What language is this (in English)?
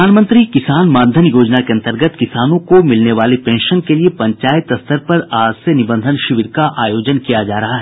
Hindi